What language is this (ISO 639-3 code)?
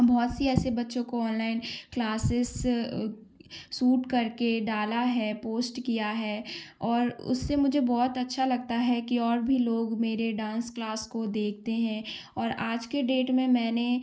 hin